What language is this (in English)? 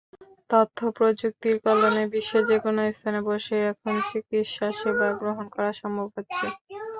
Bangla